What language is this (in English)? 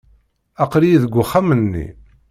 Kabyle